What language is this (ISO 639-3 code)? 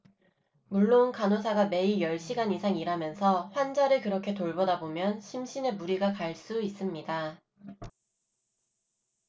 kor